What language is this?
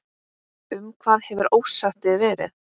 Icelandic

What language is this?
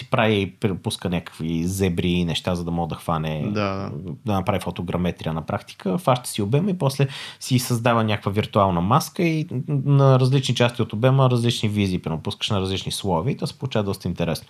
Bulgarian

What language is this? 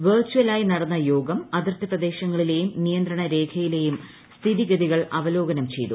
Malayalam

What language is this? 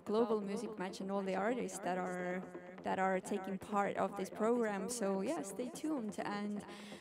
English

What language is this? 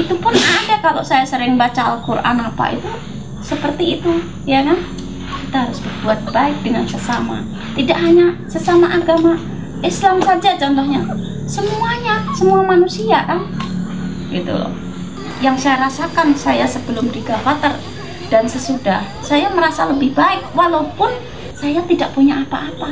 Indonesian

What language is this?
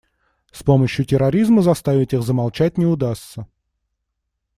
Russian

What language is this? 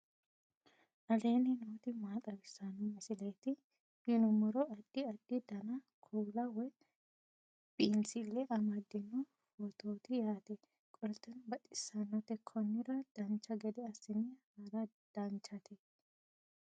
Sidamo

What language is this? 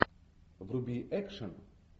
Russian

